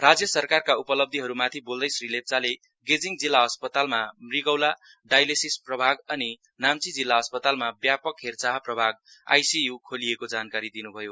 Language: Nepali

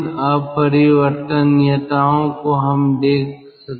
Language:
Hindi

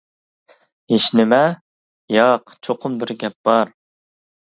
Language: Uyghur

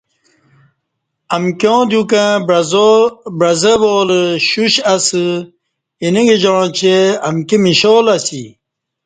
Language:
Kati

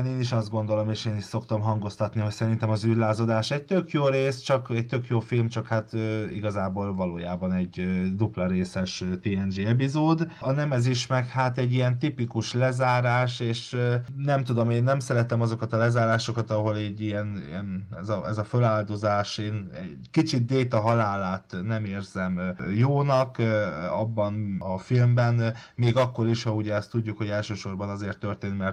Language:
Hungarian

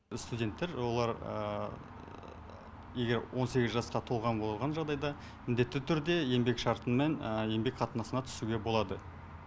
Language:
Kazakh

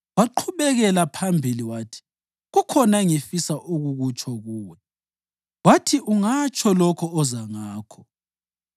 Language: North Ndebele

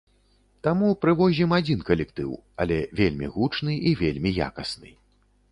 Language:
Belarusian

